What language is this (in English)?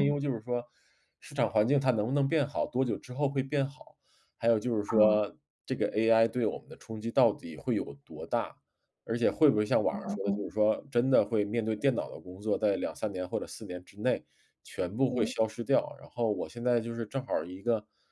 Chinese